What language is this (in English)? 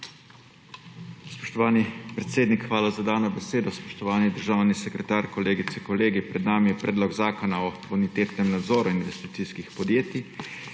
Slovenian